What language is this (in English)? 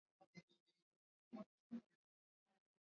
Swahili